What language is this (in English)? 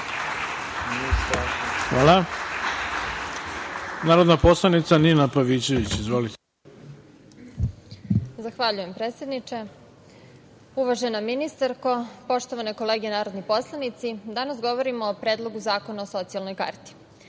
Serbian